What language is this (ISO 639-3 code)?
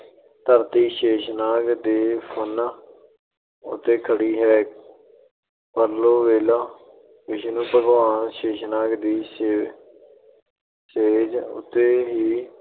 pan